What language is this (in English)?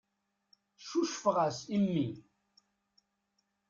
Kabyle